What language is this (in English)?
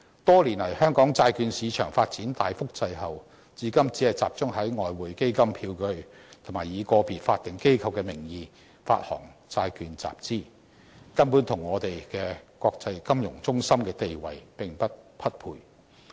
Cantonese